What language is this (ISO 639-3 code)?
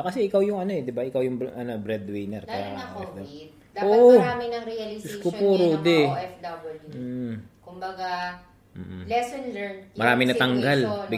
fil